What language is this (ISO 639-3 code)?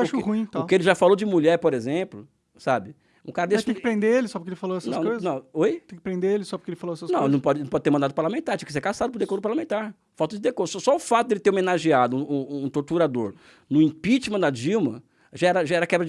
por